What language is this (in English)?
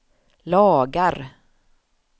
Swedish